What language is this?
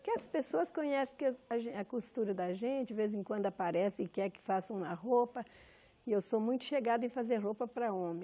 Portuguese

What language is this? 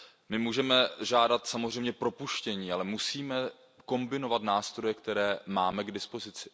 Czech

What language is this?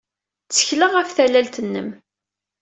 Kabyle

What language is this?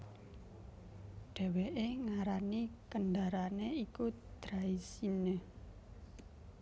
Javanese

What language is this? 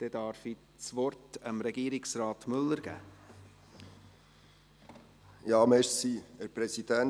Swiss German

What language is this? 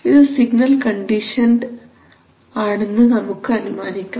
Malayalam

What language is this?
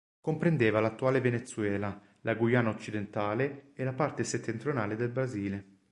Italian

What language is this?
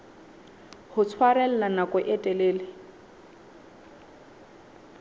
Southern Sotho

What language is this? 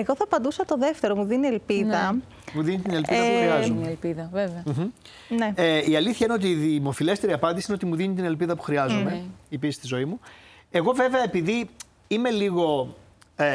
Greek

